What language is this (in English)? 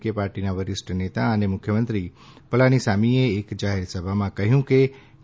Gujarati